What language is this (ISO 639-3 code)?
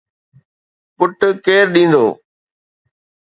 snd